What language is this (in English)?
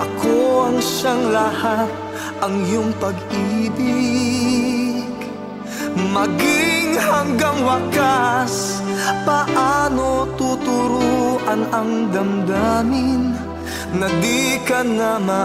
Indonesian